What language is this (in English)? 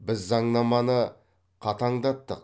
Kazakh